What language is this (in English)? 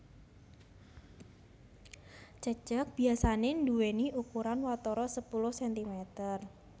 Javanese